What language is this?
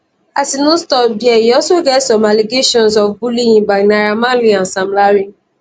Nigerian Pidgin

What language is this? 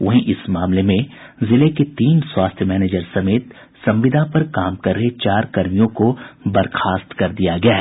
Hindi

